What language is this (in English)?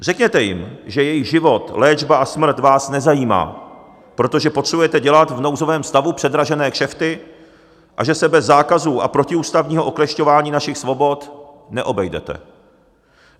Czech